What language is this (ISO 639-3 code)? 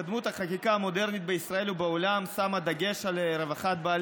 heb